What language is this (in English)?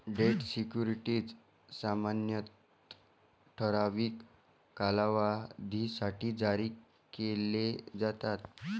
Marathi